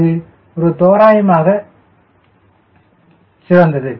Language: Tamil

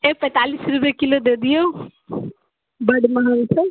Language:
Maithili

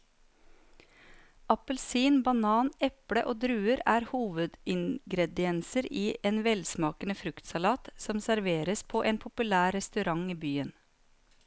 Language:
Norwegian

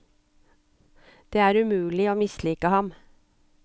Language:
Norwegian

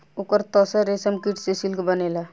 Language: Bhojpuri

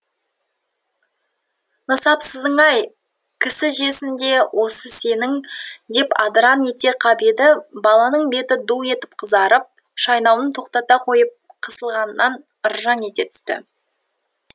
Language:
Kazakh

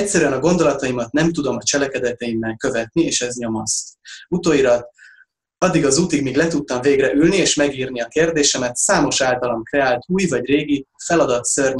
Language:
Hungarian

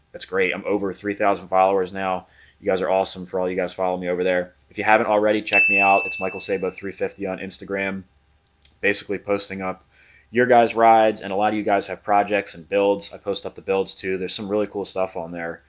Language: English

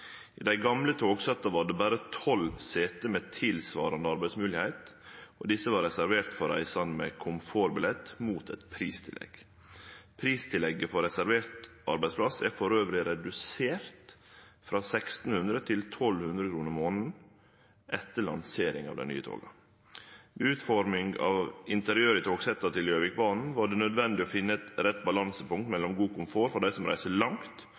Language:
Norwegian Nynorsk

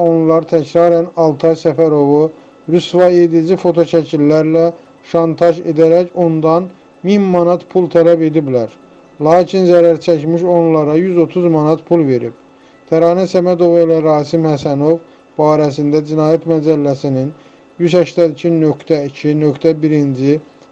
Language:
Turkish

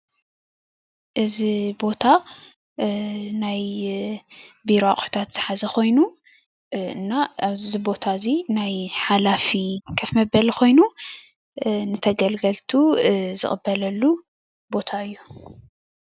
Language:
Tigrinya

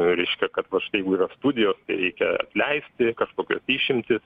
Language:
Lithuanian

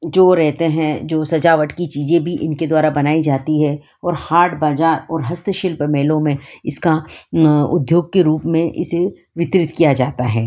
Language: Hindi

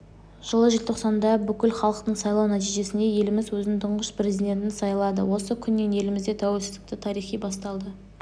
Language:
Kazakh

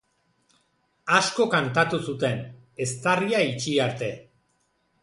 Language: Basque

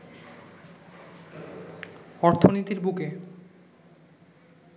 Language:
Bangla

